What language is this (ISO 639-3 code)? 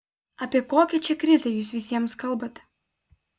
lit